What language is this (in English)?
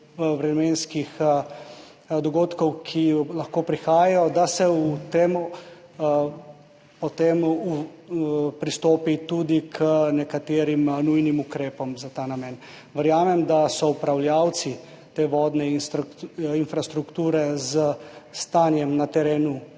Slovenian